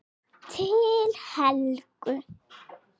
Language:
Icelandic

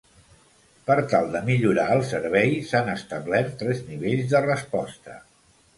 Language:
Catalan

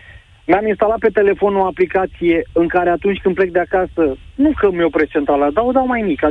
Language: Romanian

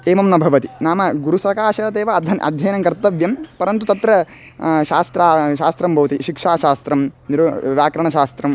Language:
Sanskrit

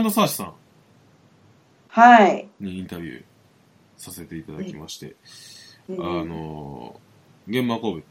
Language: Japanese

